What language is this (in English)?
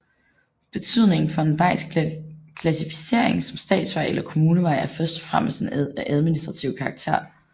Danish